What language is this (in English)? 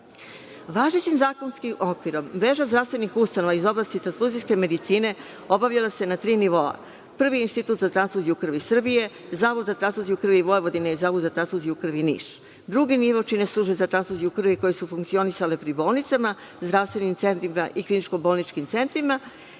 Serbian